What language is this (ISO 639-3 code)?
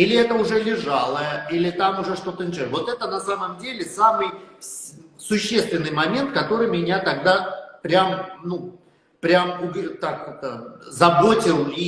rus